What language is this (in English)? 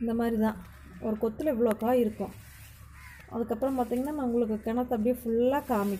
Indonesian